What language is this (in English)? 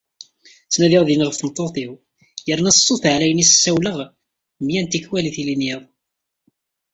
Kabyle